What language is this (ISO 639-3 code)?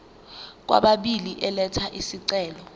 zul